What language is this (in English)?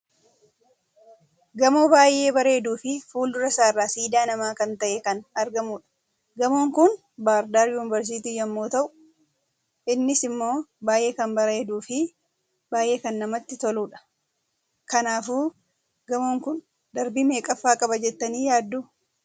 Oromo